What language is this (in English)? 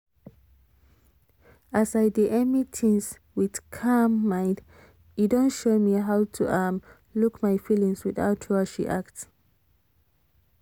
Nigerian Pidgin